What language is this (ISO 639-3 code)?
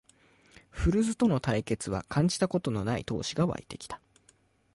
jpn